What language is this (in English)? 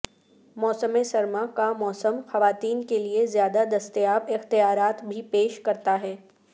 Urdu